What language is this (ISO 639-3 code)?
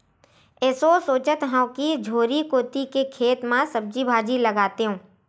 hne